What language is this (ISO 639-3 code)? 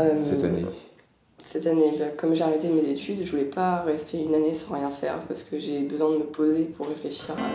fra